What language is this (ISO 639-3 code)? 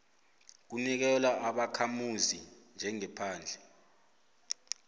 nbl